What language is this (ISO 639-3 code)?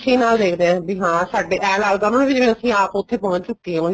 pan